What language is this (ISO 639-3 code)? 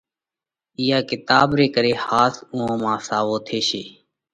kvx